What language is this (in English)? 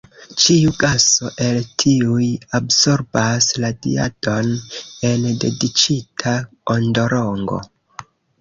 Esperanto